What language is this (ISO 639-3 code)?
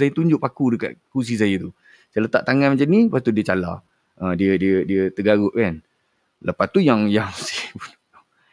msa